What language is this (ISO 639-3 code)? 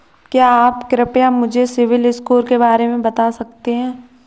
hin